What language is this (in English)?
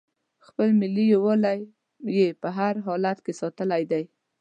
Pashto